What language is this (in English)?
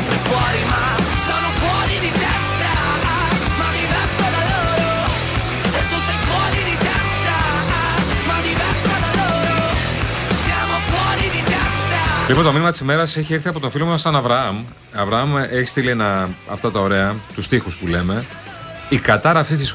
Greek